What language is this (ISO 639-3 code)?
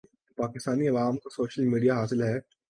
urd